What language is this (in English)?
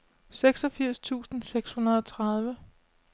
Danish